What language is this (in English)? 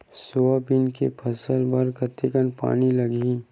Chhattisgarhi